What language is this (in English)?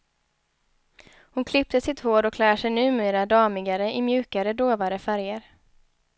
Swedish